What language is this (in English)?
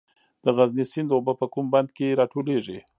Pashto